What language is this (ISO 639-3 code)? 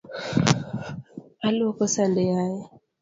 luo